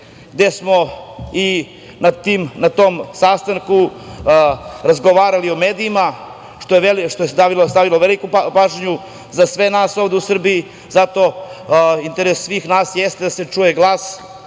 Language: Serbian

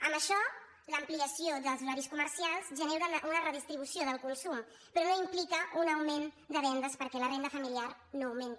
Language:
Catalan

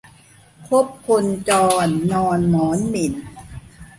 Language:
Thai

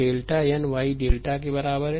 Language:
Hindi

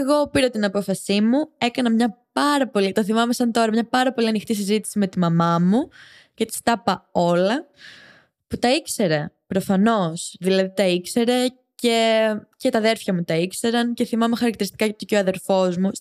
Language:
Greek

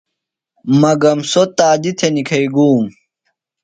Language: Phalura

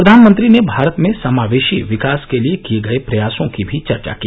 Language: Hindi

